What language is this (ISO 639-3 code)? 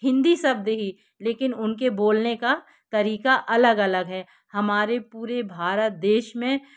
hin